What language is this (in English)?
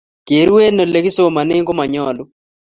Kalenjin